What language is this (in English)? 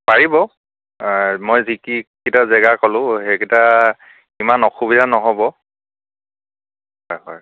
Assamese